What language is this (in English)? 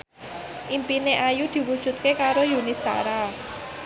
Javanese